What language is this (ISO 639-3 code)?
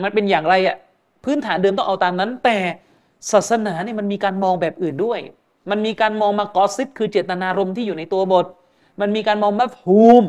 tha